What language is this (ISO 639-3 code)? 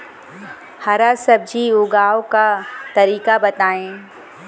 bho